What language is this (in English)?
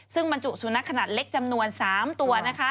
Thai